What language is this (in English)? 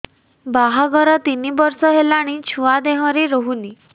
Odia